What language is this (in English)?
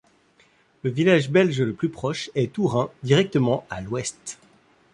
French